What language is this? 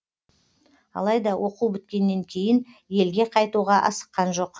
Kazakh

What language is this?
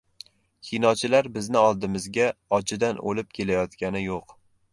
Uzbek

